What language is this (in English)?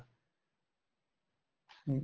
Punjabi